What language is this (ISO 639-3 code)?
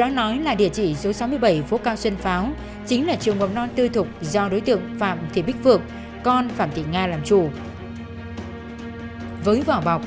vie